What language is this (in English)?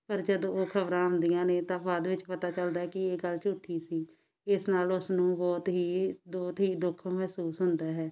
Punjabi